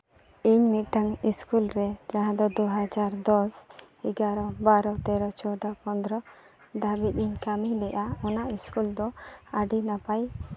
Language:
Santali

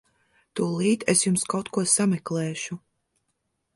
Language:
Latvian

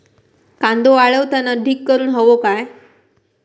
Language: Marathi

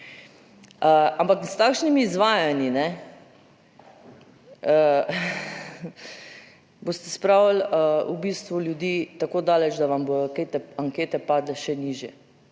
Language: Slovenian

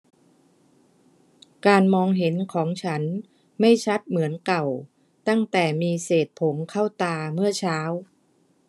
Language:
Thai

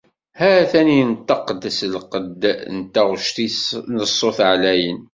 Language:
Kabyle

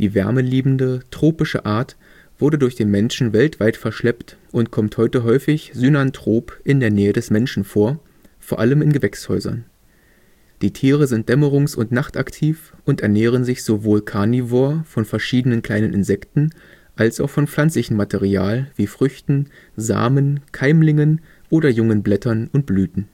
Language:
German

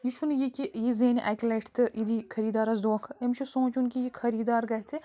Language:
Kashmiri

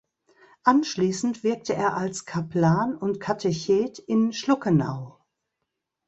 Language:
German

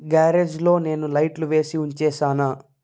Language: Telugu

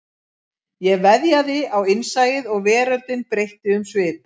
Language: Icelandic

